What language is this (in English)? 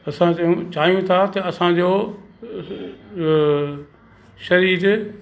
Sindhi